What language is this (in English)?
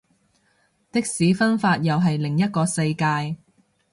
Cantonese